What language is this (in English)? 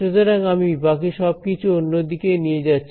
Bangla